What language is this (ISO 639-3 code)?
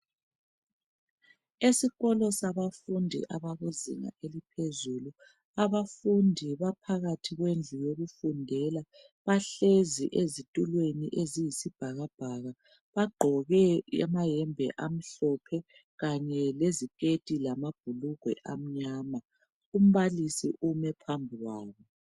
nde